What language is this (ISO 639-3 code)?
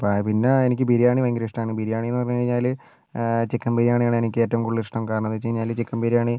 mal